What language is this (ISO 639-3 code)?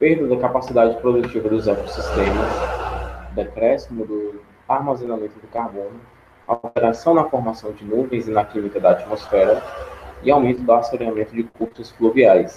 por